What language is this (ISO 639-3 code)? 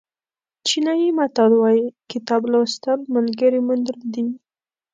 pus